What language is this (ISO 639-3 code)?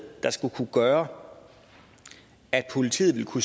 dan